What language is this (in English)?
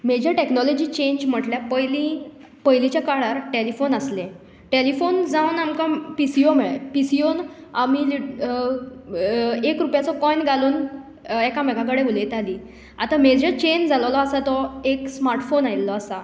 Konkani